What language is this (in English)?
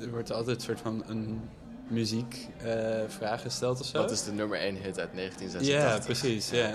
Dutch